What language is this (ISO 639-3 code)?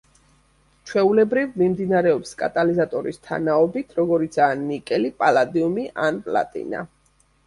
kat